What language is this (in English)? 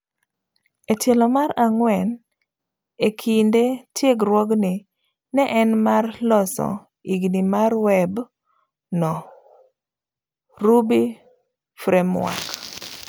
Luo (Kenya and Tanzania)